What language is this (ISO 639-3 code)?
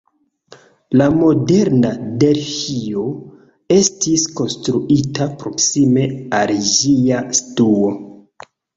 epo